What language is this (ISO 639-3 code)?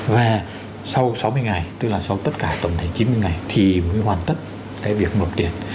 vie